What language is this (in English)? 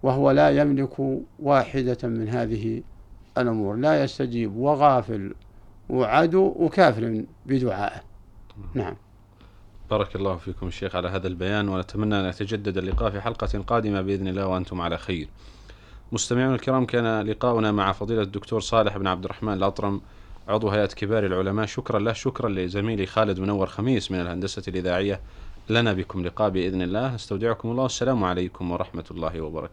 Arabic